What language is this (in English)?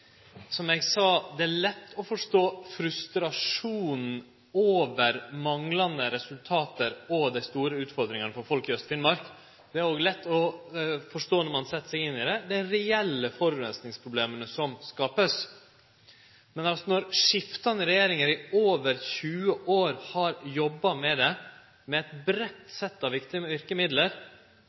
Norwegian Nynorsk